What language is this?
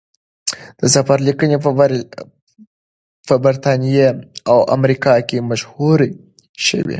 Pashto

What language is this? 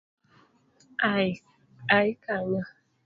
Luo (Kenya and Tanzania)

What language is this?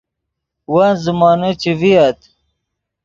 Yidgha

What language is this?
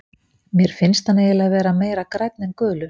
Icelandic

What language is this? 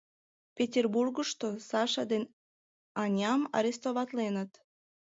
Mari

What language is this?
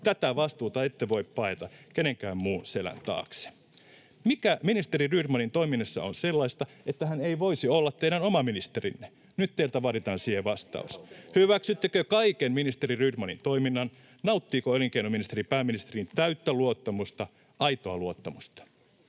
Finnish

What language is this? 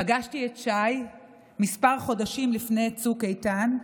Hebrew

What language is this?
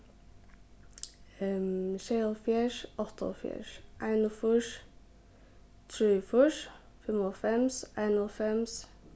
Faroese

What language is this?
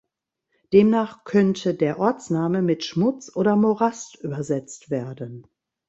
German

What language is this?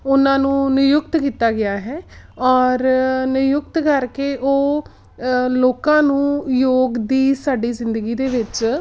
Punjabi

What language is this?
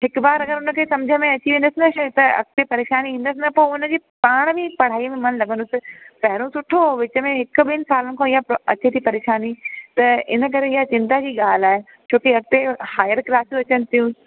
Sindhi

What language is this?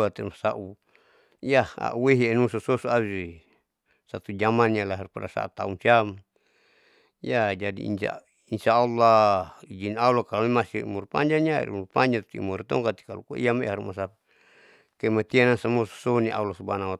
Saleman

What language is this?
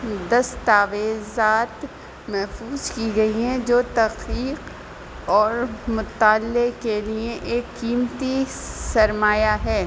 Urdu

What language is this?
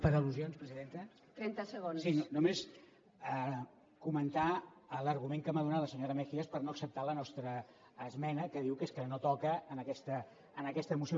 Catalan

